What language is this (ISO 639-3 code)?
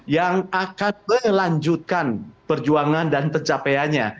ind